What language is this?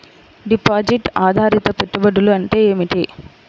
Telugu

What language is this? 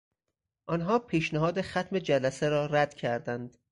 Persian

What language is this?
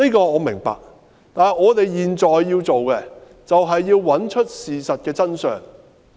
Cantonese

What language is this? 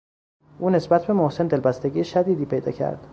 Persian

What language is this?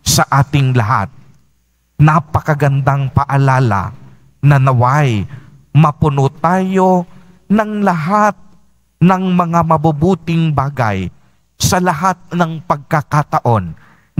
Filipino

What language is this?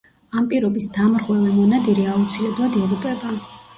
Georgian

